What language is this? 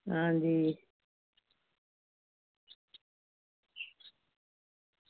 Dogri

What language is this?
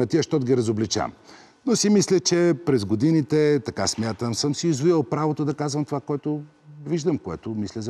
Bulgarian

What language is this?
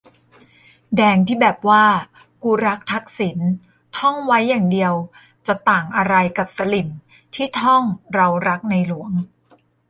Thai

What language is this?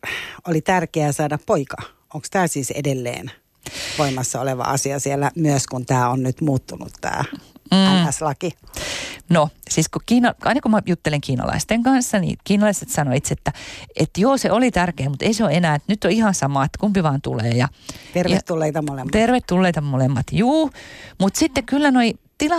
Finnish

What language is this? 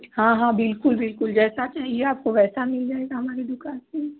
Hindi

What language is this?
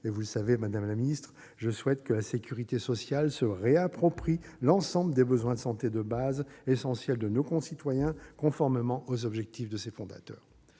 French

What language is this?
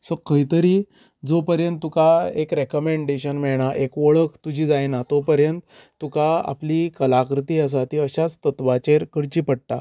Konkani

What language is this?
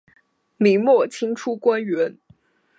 Chinese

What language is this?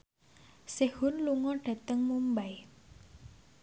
Javanese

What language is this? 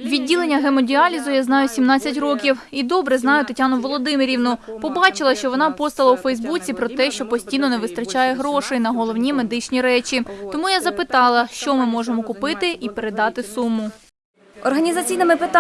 Ukrainian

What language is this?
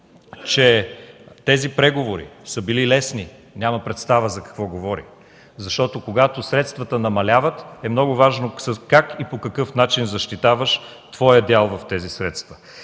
Bulgarian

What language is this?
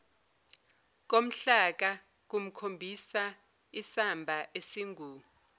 Zulu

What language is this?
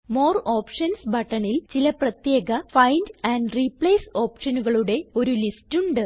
Malayalam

